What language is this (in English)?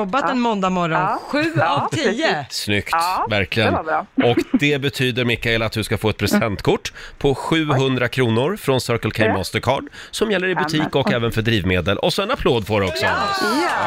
Swedish